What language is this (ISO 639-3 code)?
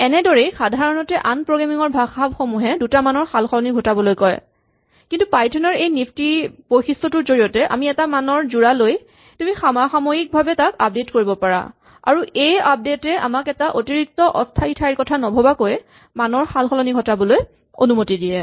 asm